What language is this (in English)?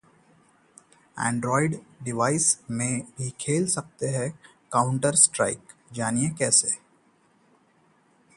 Hindi